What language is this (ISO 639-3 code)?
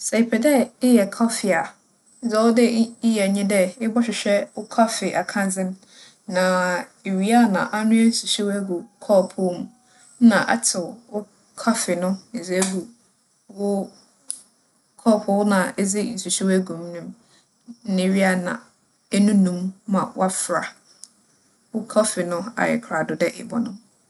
aka